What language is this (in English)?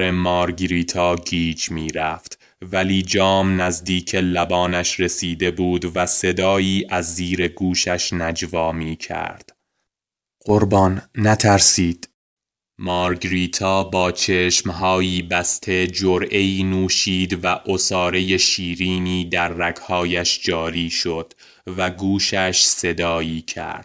Persian